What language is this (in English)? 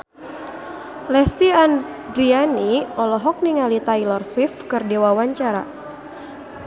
Sundanese